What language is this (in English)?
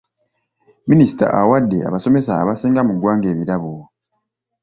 Ganda